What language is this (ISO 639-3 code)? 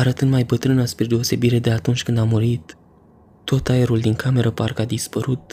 ron